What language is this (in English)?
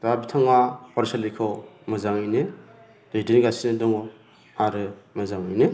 Bodo